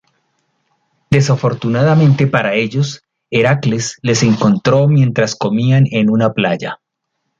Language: Spanish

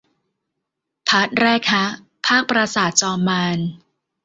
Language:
Thai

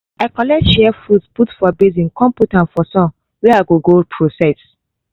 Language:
Nigerian Pidgin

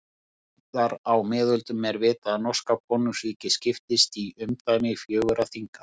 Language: Icelandic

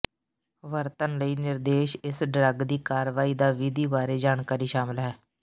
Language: Punjabi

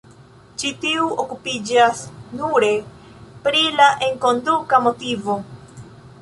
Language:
Esperanto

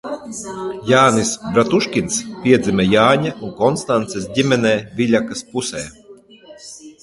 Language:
Latvian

